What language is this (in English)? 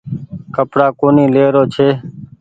Goaria